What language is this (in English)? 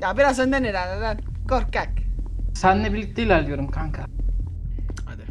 Turkish